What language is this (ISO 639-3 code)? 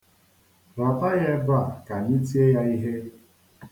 ibo